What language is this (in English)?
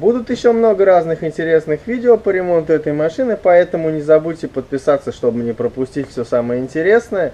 Russian